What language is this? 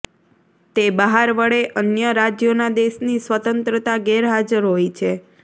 Gujarati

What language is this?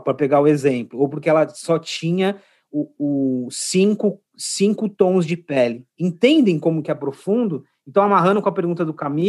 Portuguese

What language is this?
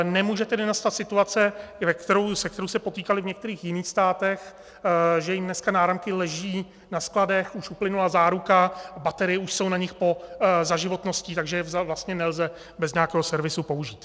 Czech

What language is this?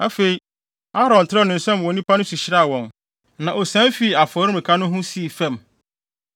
Akan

